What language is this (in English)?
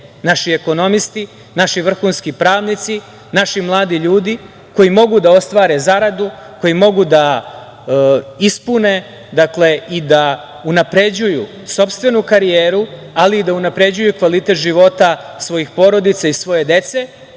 Serbian